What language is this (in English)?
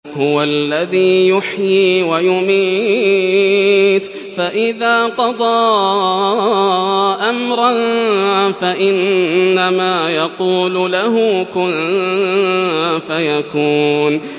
Arabic